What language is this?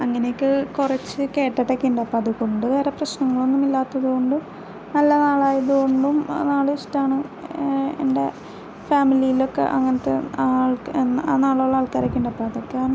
Malayalam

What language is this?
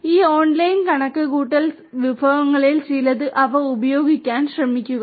Malayalam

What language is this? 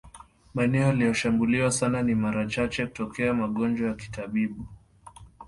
Swahili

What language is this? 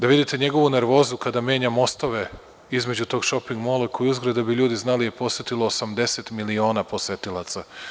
Serbian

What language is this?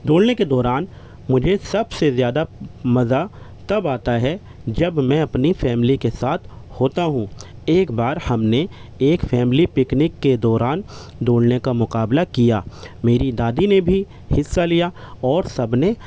Urdu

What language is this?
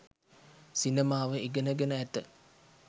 Sinhala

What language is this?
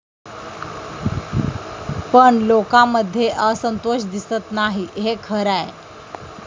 Marathi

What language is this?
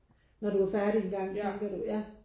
Danish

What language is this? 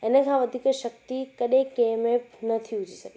Sindhi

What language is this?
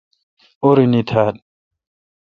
Kalkoti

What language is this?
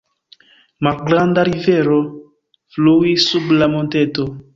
Esperanto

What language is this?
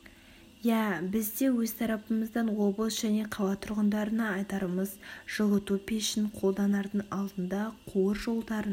Kazakh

